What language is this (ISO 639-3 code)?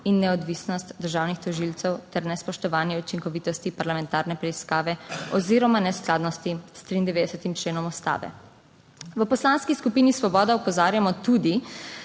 slv